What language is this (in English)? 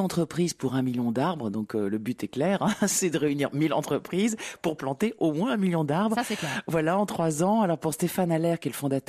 French